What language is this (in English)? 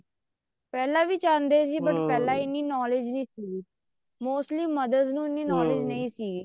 Punjabi